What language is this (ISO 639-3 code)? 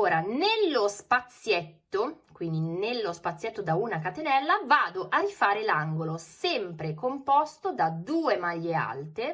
ita